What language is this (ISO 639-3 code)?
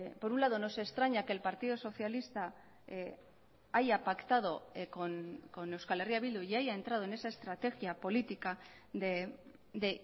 spa